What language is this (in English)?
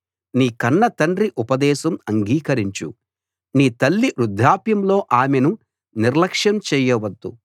Telugu